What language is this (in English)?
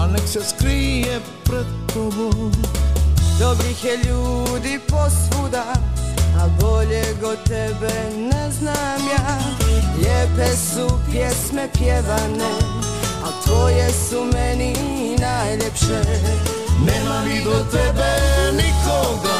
Croatian